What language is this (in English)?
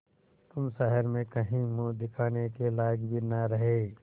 Hindi